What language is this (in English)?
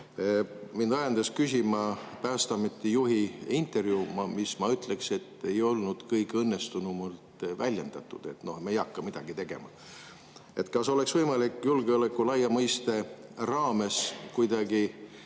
Estonian